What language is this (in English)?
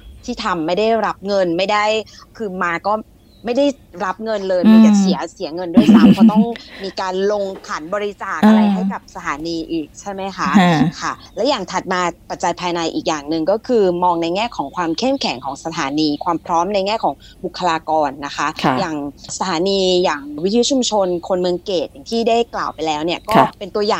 Thai